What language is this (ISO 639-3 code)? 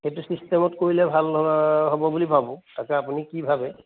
asm